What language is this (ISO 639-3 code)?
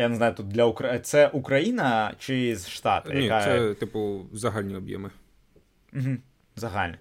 ukr